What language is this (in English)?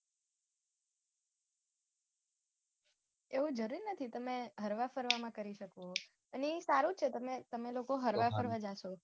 Gujarati